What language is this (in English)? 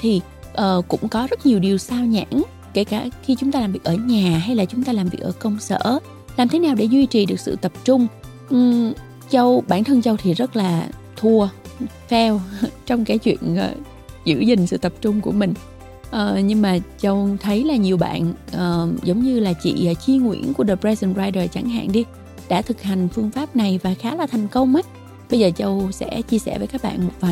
Vietnamese